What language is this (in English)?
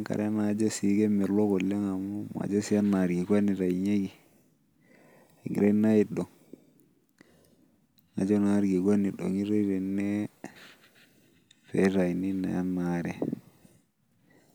Masai